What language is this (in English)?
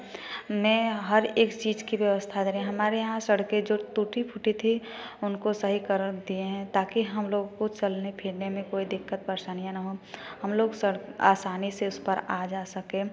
Hindi